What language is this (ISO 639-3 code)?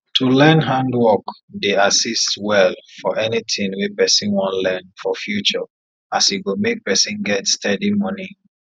pcm